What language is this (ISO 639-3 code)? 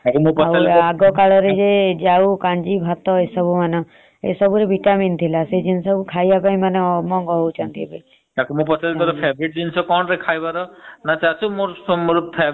ori